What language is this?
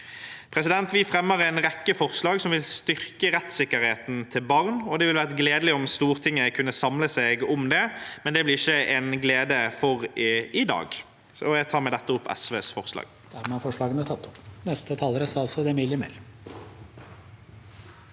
Norwegian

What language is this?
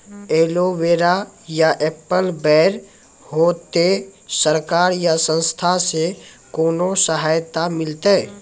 Maithili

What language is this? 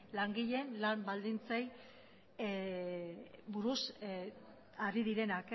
Basque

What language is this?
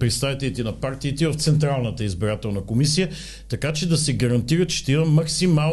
Bulgarian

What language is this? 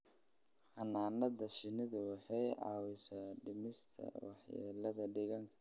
Somali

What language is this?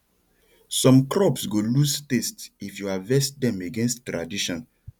Nigerian Pidgin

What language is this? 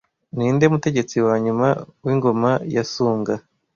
Kinyarwanda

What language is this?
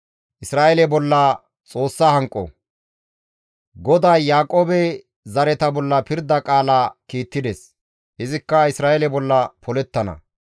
Gamo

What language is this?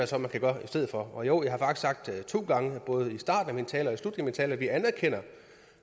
Danish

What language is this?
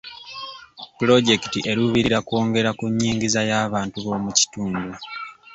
Ganda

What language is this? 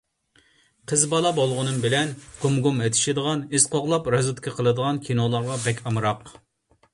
Uyghur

